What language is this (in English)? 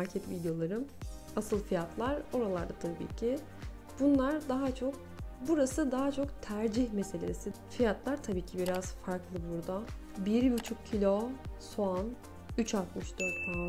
Turkish